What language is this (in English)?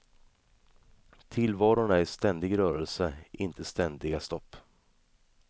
Swedish